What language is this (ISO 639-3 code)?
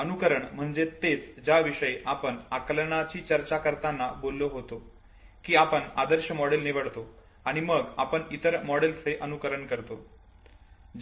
mar